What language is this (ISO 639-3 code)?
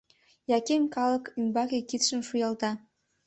chm